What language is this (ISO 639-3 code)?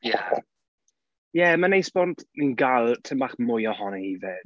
cym